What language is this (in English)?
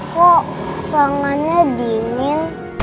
Indonesian